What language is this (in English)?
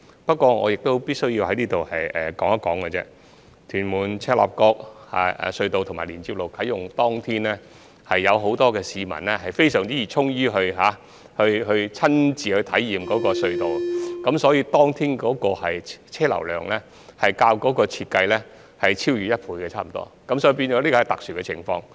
Cantonese